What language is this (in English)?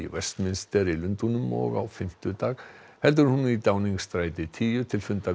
Icelandic